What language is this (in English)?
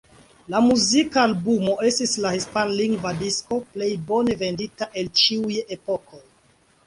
Esperanto